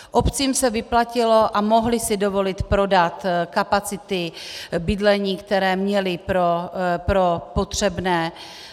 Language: Czech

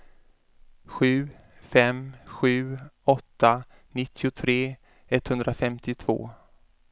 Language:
Swedish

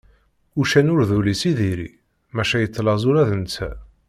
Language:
Kabyle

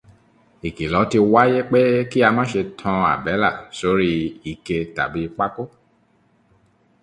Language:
Yoruba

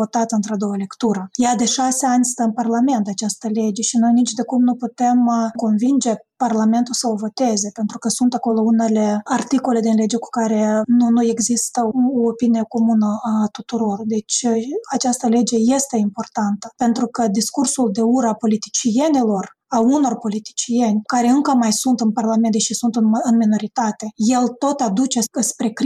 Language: Romanian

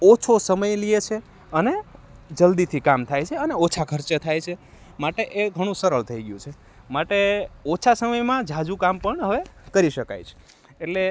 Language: Gujarati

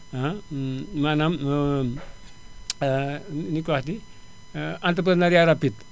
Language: Wolof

